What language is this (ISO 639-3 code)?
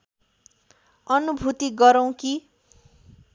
nep